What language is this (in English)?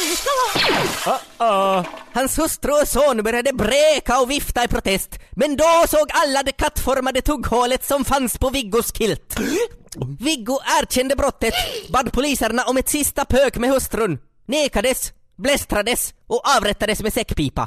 Swedish